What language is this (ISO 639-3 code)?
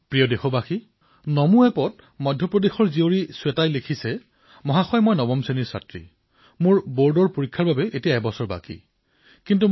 asm